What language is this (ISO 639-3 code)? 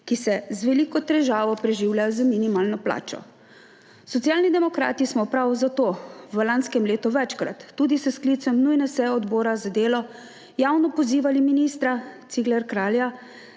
slv